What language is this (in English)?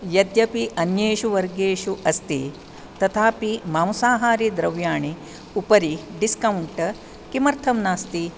Sanskrit